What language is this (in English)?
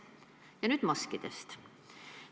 Estonian